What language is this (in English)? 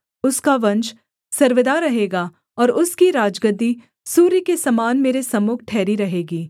Hindi